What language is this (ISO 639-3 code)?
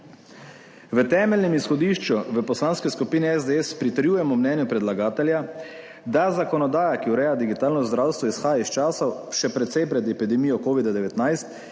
slv